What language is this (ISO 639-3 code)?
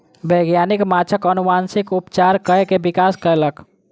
mai